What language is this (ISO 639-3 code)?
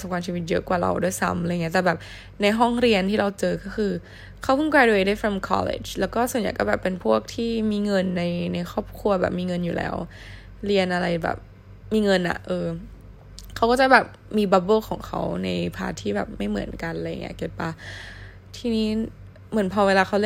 tha